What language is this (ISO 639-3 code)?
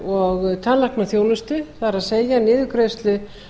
isl